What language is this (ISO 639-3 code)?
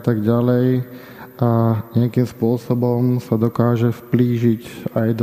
slk